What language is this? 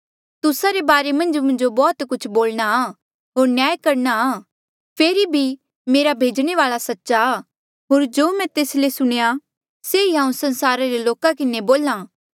Mandeali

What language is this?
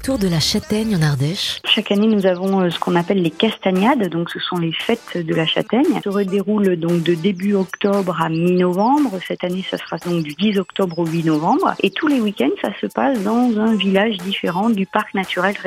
French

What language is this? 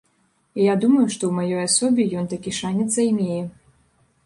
Belarusian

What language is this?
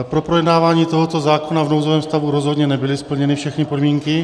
Czech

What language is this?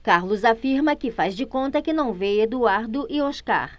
Portuguese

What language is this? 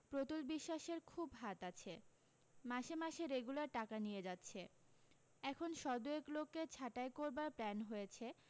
Bangla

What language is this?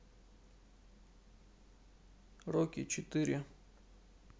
Russian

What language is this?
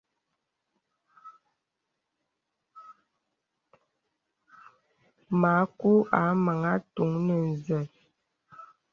Bebele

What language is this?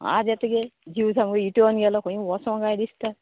Konkani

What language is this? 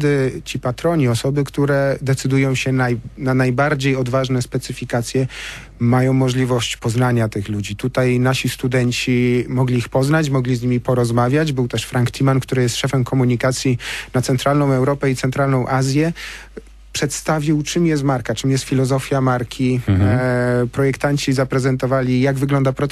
Polish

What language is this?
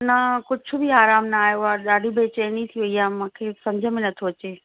Sindhi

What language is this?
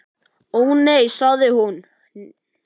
Icelandic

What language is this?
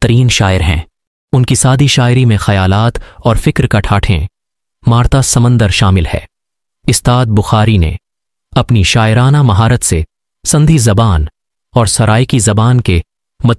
Hindi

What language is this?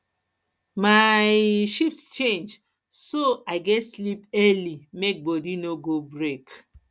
Nigerian Pidgin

